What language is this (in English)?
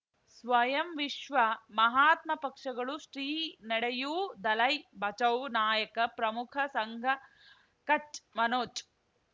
Kannada